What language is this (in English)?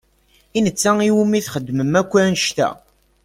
Kabyle